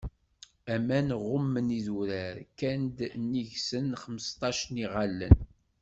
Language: Kabyle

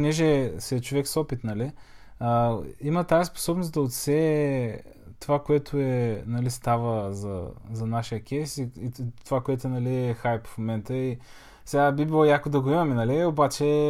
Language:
Bulgarian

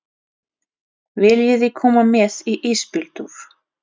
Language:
Icelandic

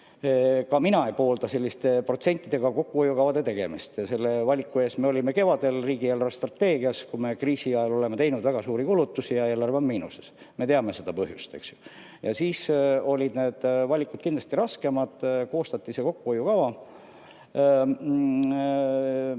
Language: Estonian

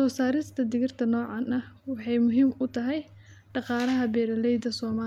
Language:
Somali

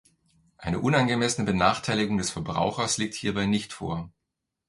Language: German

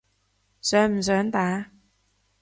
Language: Cantonese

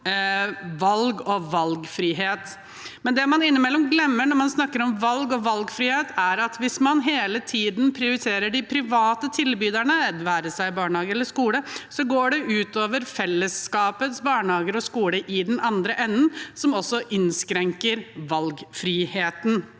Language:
Norwegian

